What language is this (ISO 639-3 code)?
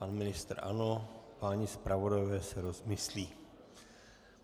ces